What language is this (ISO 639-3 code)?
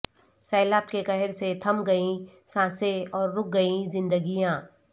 urd